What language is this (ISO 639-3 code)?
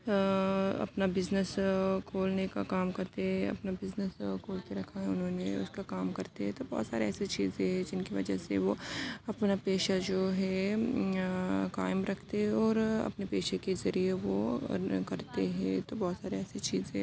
urd